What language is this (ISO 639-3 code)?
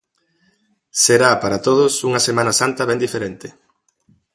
glg